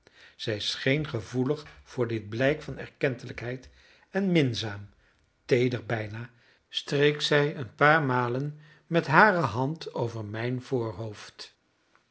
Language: Dutch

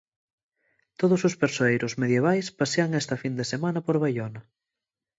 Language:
Galician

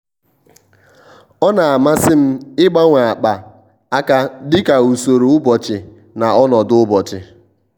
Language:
Igbo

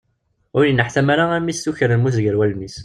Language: Kabyle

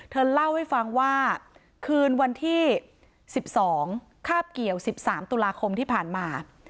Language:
Thai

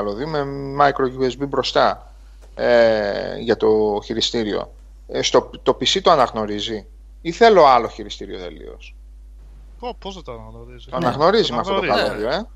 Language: Greek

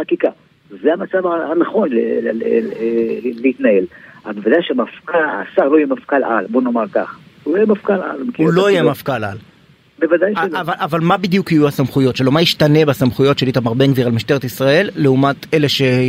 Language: Hebrew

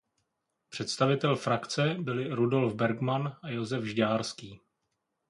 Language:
Czech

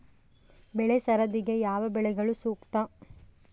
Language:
Kannada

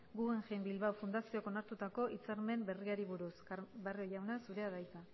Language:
Basque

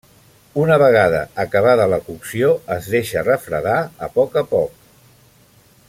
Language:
Catalan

